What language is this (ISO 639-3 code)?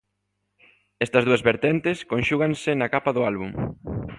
glg